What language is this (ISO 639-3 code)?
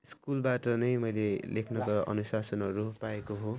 nep